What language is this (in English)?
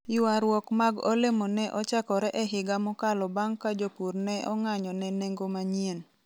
Luo (Kenya and Tanzania)